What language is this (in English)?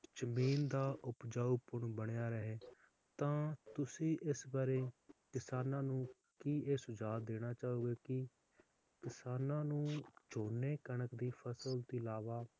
Punjabi